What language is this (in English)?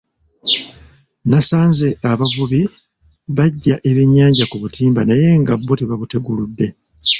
Ganda